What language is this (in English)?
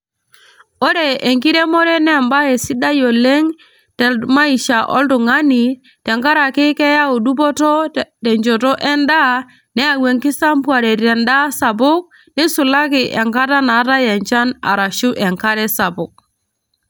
Masai